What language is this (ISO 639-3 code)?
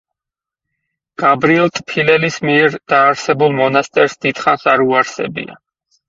kat